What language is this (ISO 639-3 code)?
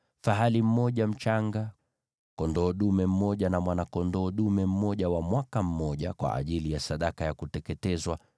swa